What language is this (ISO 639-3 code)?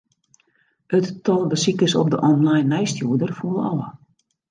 fry